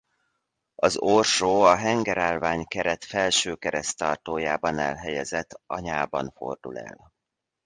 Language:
Hungarian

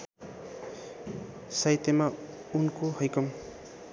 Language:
Nepali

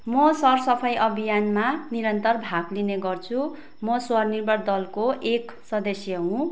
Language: Nepali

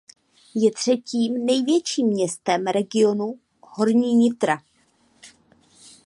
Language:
Czech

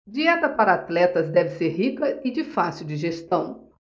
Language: Portuguese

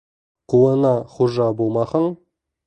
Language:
Bashkir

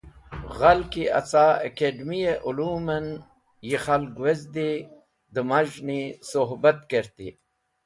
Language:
Wakhi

